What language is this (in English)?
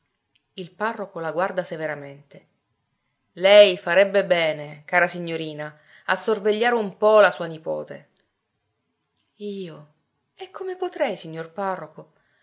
Italian